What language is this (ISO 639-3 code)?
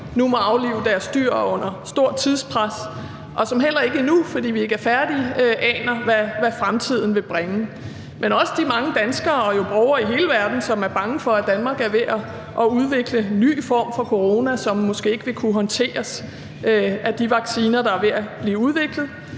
dan